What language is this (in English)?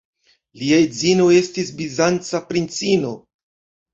Esperanto